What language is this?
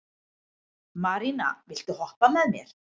Icelandic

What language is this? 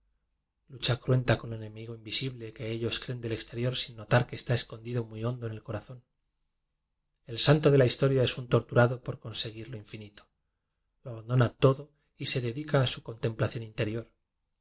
Spanish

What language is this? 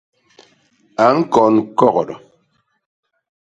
Basaa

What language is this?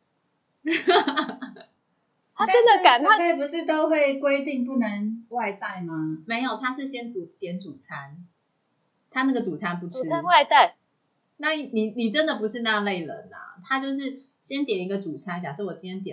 Chinese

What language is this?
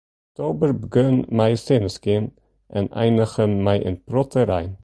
Western Frisian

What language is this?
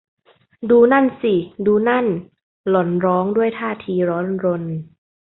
Thai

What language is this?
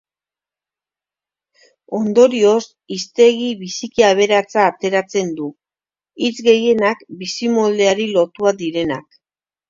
Basque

